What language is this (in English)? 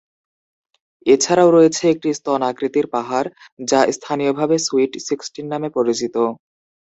Bangla